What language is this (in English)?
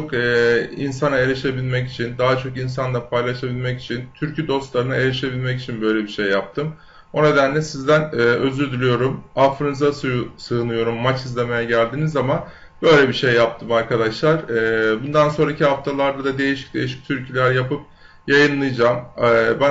Turkish